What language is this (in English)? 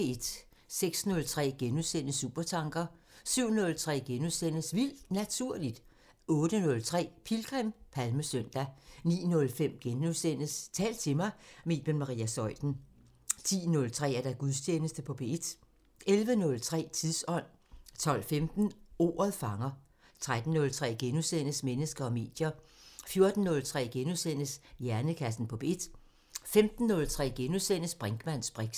Danish